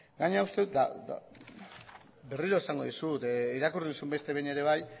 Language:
Basque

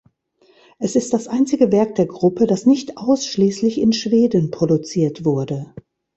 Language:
German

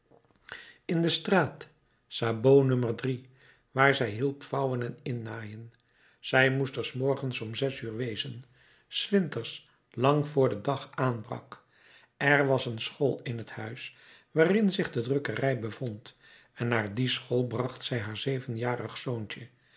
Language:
Dutch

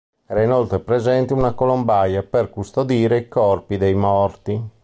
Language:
Italian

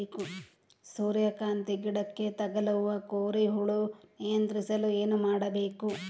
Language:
Kannada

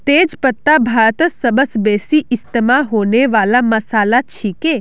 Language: Magahi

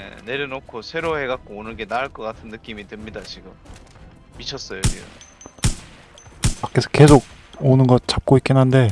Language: Korean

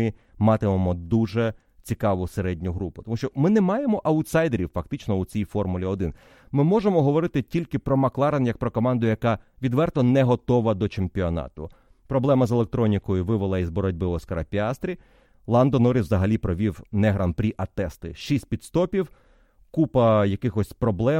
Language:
Ukrainian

